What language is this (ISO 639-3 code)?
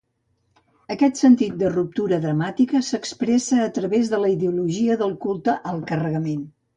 cat